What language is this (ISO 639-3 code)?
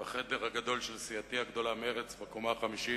heb